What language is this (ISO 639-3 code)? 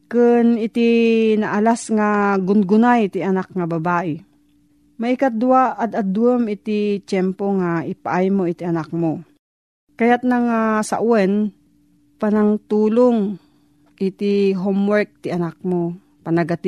fil